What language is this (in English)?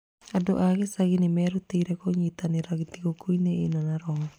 Kikuyu